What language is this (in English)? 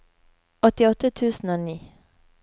Norwegian